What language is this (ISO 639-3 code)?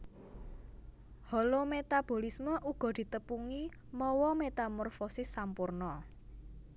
jav